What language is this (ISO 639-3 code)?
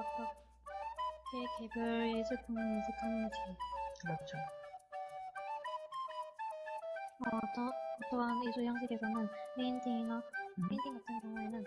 kor